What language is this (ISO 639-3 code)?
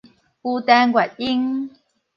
nan